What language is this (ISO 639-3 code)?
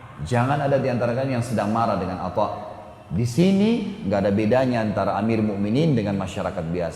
ind